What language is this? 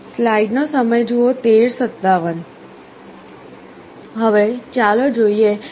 Gujarati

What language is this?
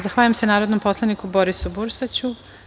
Serbian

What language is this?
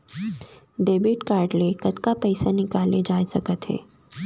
Chhattisgarhi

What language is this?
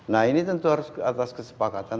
Indonesian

